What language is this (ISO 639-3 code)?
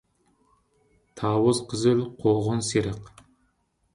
uig